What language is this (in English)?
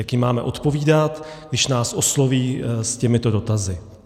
Czech